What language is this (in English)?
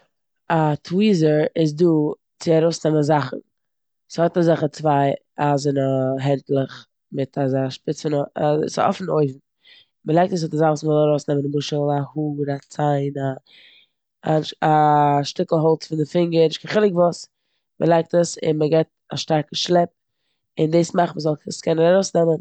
Yiddish